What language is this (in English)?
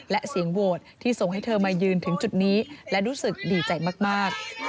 Thai